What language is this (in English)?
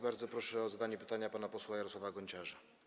Polish